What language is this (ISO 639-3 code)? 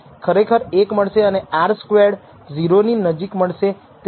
guj